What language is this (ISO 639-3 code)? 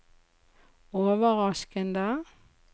nor